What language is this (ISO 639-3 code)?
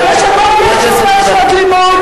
heb